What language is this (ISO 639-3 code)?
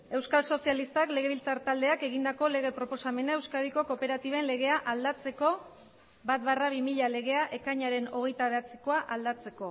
eus